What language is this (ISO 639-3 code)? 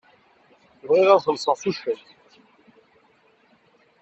kab